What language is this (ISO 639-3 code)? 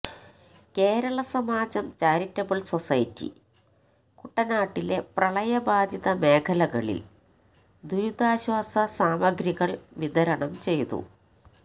mal